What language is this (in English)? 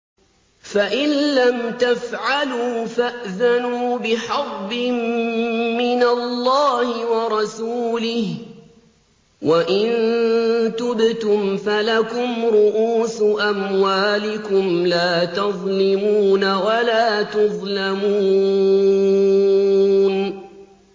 Arabic